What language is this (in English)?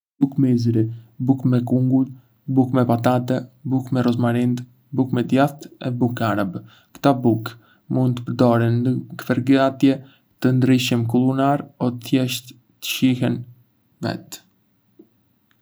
Arbëreshë Albanian